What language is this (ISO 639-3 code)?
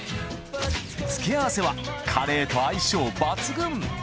jpn